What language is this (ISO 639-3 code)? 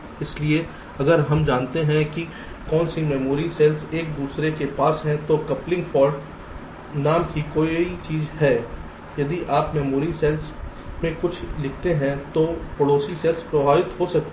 hin